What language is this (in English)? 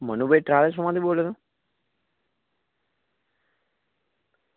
Gujarati